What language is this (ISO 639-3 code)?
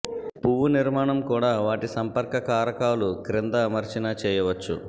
tel